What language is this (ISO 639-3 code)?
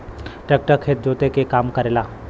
bho